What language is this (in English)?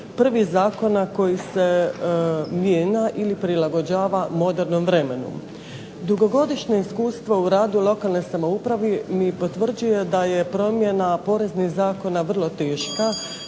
Croatian